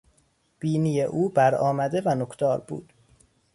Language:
Persian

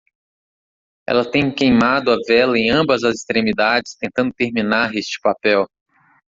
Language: Portuguese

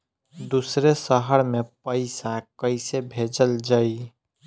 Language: Bhojpuri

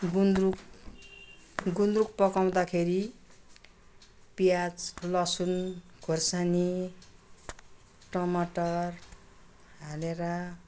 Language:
Nepali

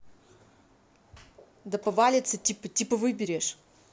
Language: Russian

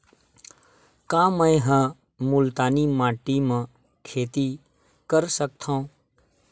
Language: Chhattisgarhi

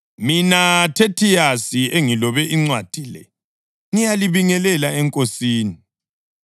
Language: North Ndebele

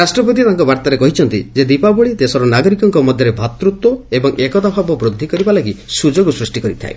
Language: Odia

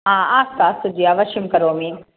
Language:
Sanskrit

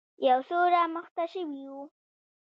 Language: Pashto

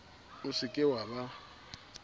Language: Southern Sotho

